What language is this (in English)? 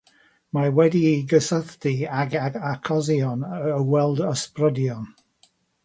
Welsh